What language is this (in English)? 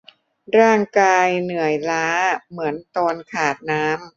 Thai